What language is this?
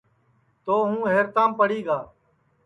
Sansi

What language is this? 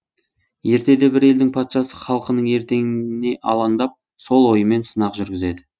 Kazakh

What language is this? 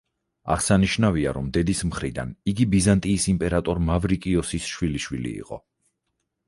Georgian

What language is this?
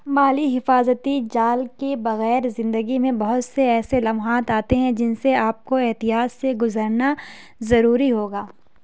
Urdu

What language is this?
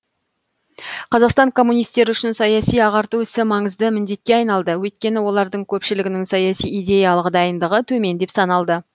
Kazakh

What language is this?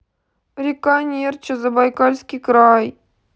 Russian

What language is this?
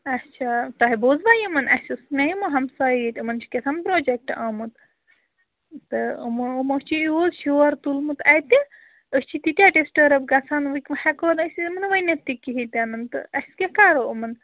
Kashmiri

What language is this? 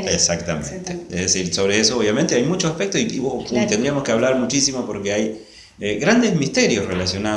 Spanish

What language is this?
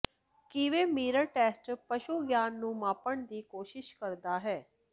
Punjabi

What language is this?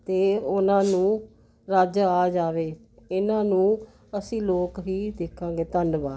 Punjabi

